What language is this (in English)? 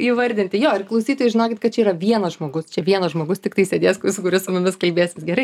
Lithuanian